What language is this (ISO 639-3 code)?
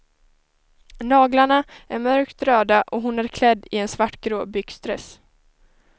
swe